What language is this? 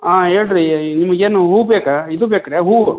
Kannada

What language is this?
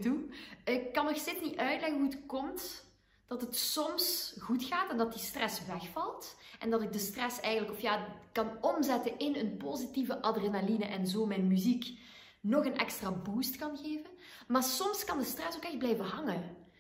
Dutch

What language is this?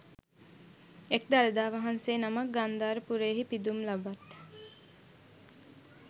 Sinhala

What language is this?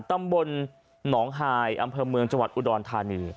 Thai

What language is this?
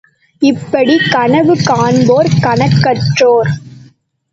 Tamil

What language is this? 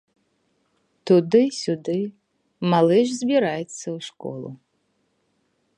Belarusian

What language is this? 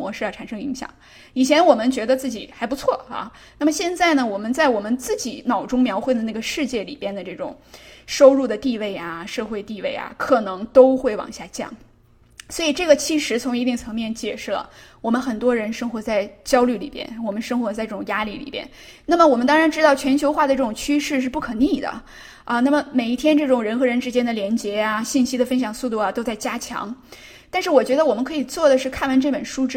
Chinese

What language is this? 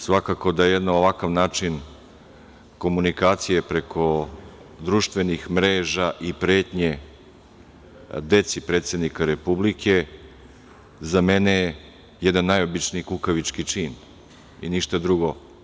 Serbian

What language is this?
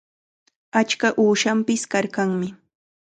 Chiquián Ancash Quechua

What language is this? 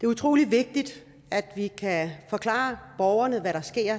Danish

